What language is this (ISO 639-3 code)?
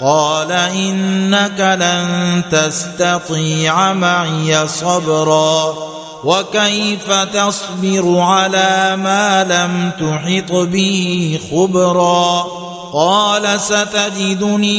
ara